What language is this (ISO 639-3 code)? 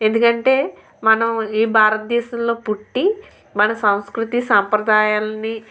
tel